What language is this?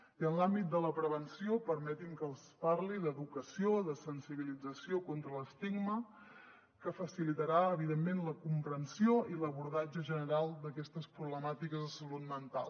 Catalan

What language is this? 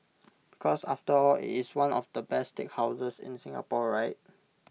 English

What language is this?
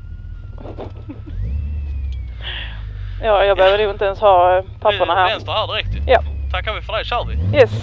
Swedish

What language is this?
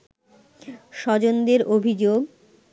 Bangla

